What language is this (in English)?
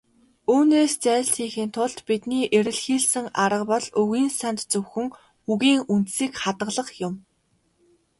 Mongolian